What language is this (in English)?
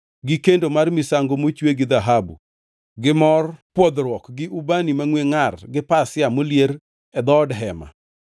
Luo (Kenya and Tanzania)